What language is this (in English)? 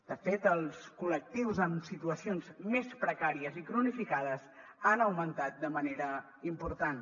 Catalan